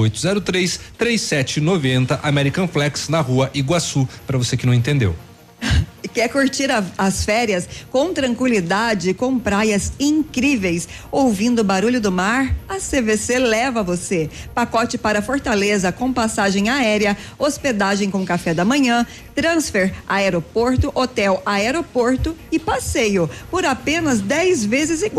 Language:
Portuguese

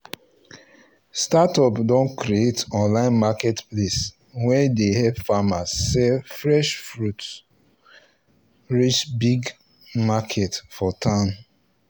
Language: Nigerian Pidgin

